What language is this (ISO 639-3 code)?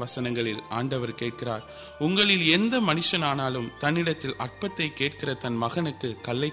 urd